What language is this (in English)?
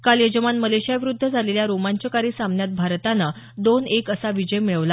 Marathi